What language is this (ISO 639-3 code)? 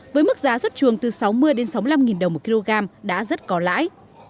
vie